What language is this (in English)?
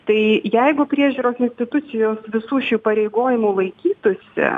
Lithuanian